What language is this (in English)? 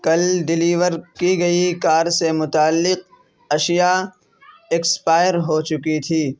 Urdu